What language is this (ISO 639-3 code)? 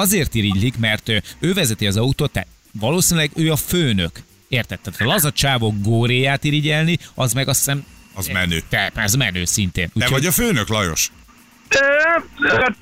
hun